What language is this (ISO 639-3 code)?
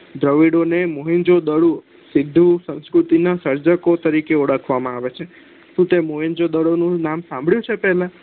guj